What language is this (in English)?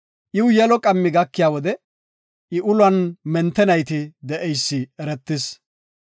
Gofa